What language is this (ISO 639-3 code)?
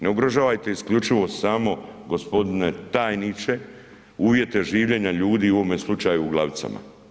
hrv